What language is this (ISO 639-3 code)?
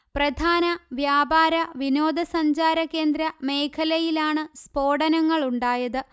mal